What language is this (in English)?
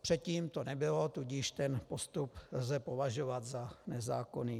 Czech